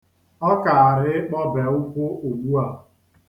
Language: Igbo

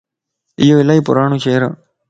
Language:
Lasi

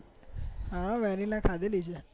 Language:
Gujarati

